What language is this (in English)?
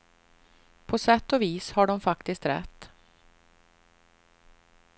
Swedish